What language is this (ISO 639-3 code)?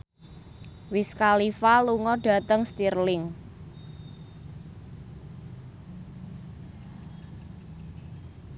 jav